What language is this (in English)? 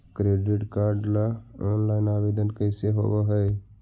Magahi